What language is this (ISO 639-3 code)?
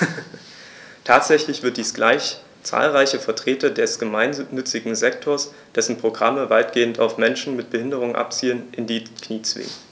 deu